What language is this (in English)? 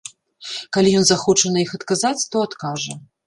Belarusian